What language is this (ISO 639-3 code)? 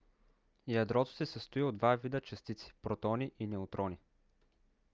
bul